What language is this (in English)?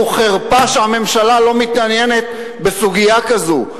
Hebrew